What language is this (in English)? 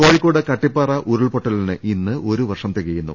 Malayalam